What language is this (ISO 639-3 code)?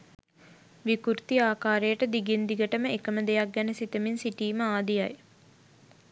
sin